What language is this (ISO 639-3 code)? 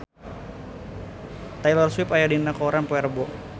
sun